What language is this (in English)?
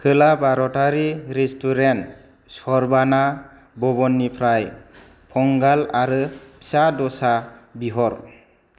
Bodo